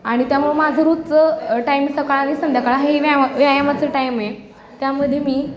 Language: Marathi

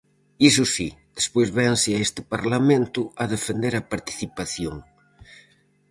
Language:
Galician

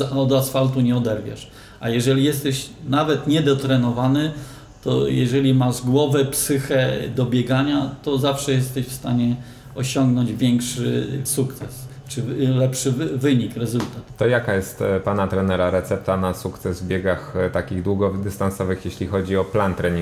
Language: Polish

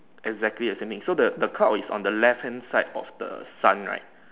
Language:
English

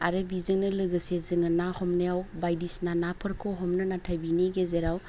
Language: Bodo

